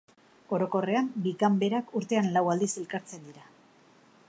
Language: Basque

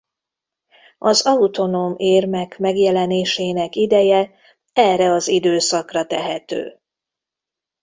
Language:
Hungarian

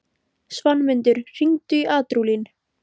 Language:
Icelandic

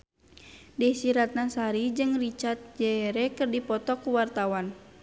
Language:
Sundanese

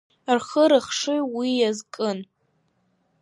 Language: Abkhazian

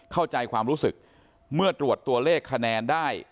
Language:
Thai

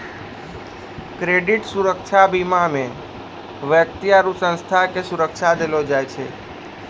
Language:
Maithili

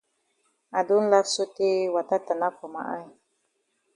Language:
Cameroon Pidgin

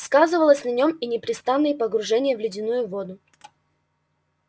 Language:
Russian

